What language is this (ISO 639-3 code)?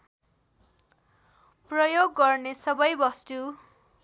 nep